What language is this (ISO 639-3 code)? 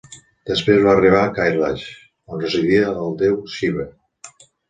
cat